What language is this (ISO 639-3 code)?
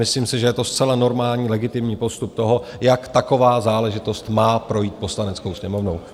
ces